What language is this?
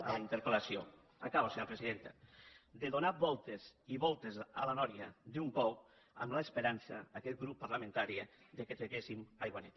Catalan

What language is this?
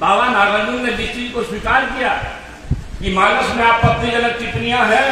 Hindi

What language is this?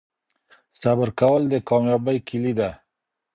Pashto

